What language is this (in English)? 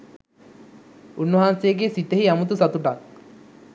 Sinhala